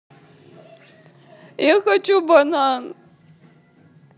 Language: Russian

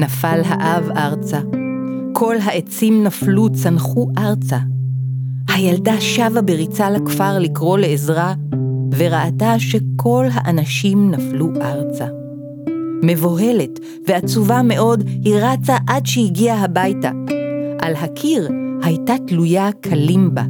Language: Hebrew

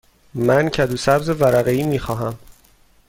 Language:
Persian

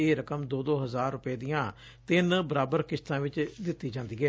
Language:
Punjabi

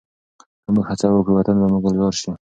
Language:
Pashto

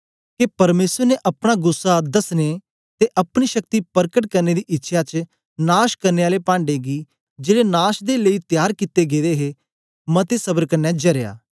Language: Dogri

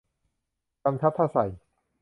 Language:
Thai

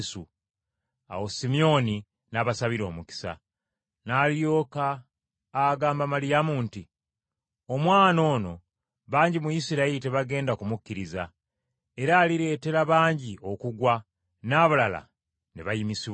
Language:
Ganda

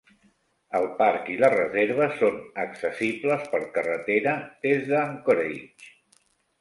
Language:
Catalan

